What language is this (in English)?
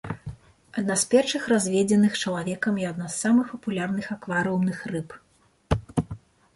Belarusian